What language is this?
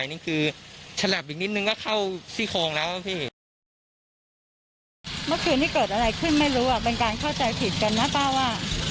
Thai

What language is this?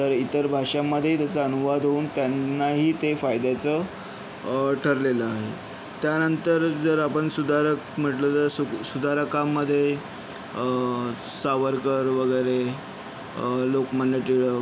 Marathi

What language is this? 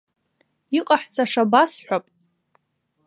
Abkhazian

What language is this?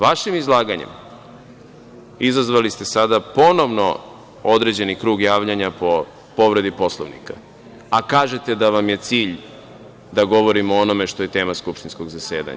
Serbian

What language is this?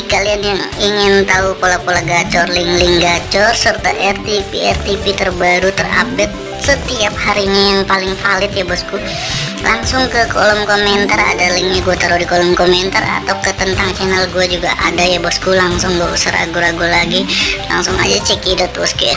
Indonesian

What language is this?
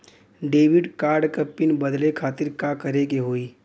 Bhojpuri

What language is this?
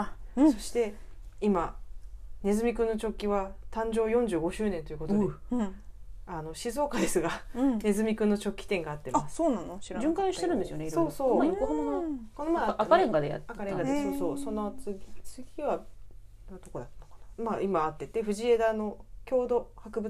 Japanese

